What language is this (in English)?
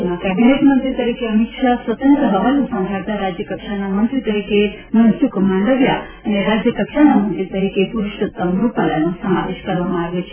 Gujarati